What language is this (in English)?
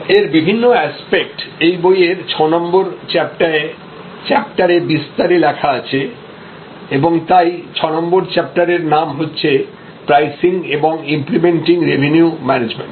Bangla